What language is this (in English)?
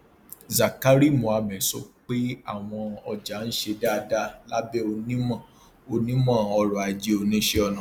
Yoruba